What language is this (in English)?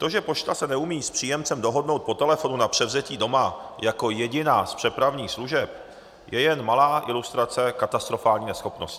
Czech